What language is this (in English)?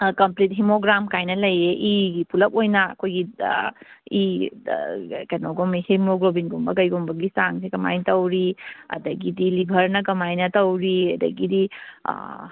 Manipuri